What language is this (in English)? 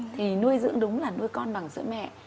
Vietnamese